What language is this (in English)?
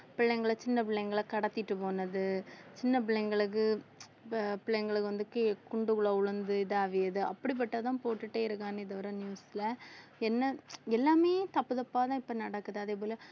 Tamil